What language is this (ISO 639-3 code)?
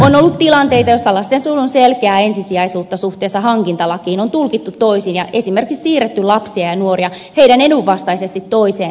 fin